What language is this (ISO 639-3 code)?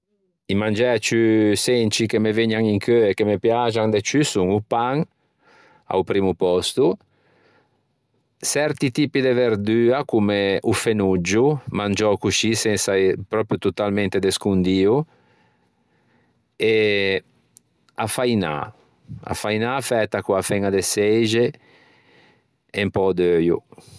lij